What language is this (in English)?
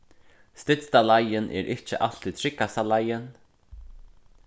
Faroese